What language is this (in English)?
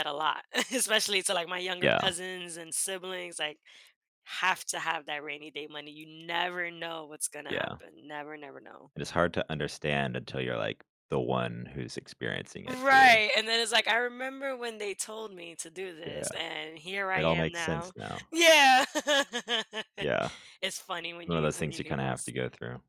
English